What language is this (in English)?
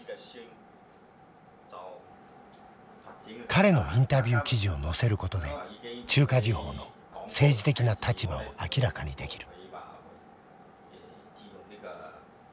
Japanese